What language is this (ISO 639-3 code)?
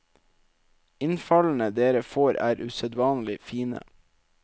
nor